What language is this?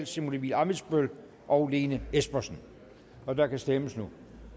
Danish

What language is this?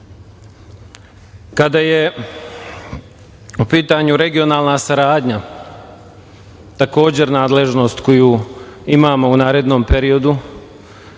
Serbian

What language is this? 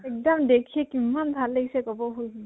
Assamese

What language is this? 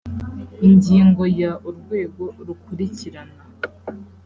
Kinyarwanda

